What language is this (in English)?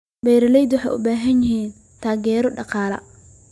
Somali